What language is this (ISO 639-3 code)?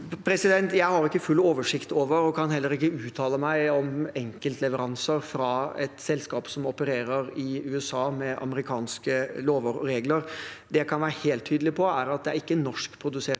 nor